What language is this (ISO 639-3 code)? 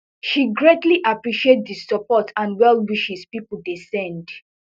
pcm